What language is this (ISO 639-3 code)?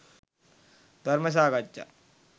sin